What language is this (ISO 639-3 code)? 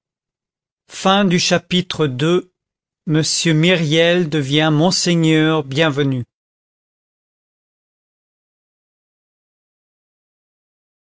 fra